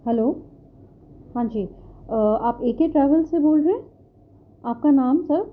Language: Urdu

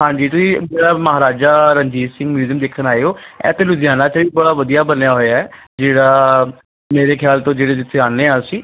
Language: Punjabi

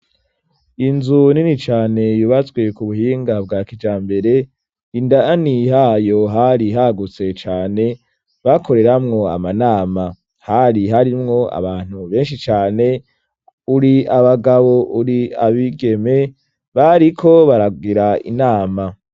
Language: Rundi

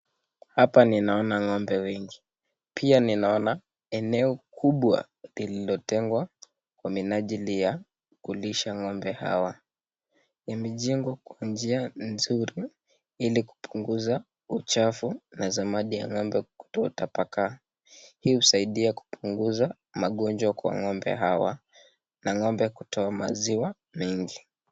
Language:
Swahili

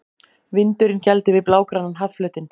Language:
Icelandic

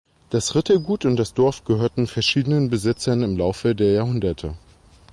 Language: German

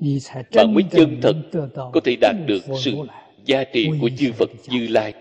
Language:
Vietnamese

